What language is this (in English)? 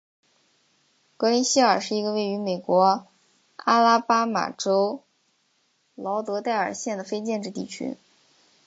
Chinese